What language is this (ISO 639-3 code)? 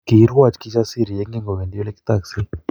kln